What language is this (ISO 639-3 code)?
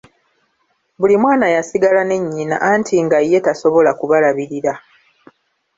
lug